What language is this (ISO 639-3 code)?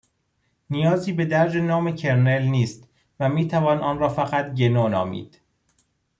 fas